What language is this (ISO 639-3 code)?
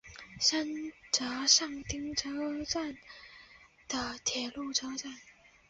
zho